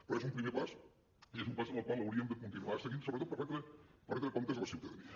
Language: Catalan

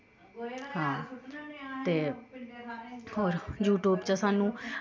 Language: Dogri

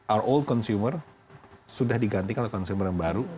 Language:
Indonesian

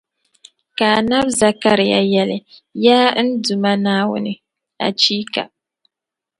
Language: Dagbani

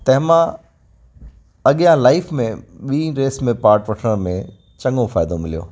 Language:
Sindhi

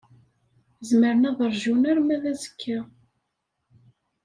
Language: Kabyle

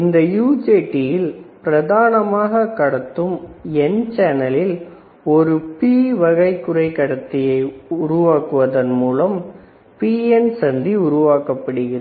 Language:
Tamil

